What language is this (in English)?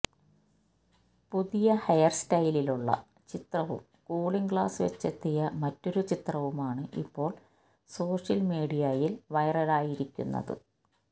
Malayalam